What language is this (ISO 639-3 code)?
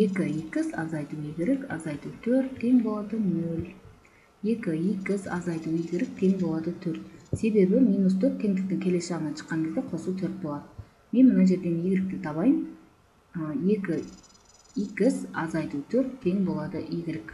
tur